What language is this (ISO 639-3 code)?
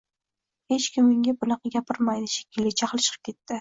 uzb